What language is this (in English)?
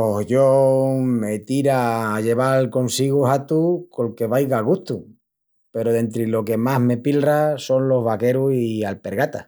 Extremaduran